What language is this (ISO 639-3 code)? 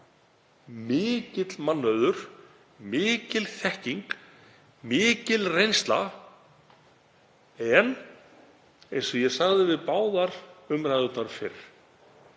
isl